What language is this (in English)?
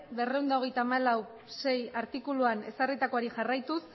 Basque